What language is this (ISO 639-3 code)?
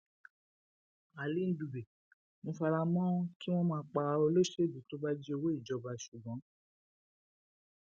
yor